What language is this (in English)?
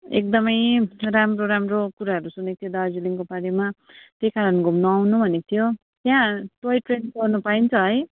Nepali